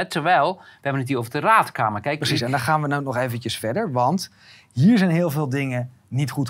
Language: Dutch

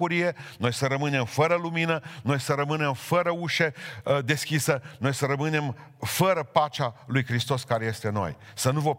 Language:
Romanian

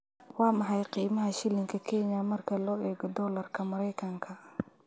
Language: Somali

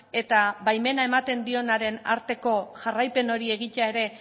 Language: Basque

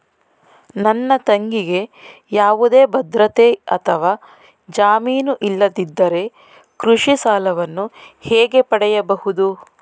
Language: Kannada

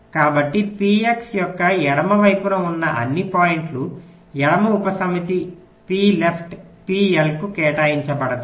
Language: Telugu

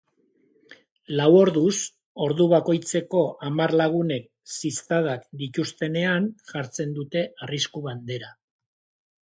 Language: Basque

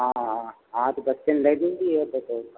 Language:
Hindi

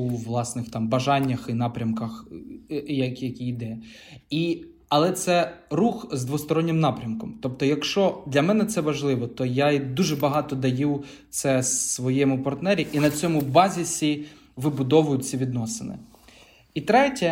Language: Ukrainian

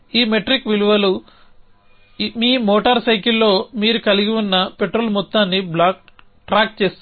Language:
Telugu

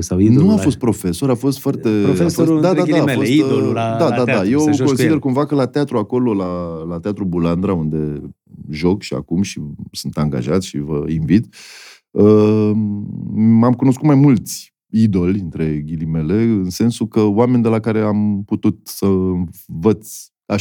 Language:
Romanian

